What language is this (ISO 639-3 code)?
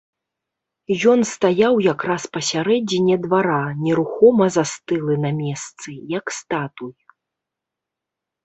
bel